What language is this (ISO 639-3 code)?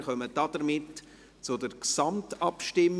gsw